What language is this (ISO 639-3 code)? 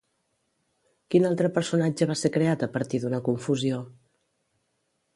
cat